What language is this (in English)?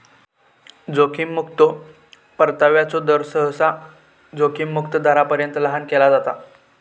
Marathi